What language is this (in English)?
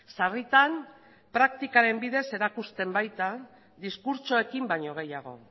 Basque